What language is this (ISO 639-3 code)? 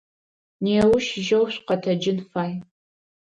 ady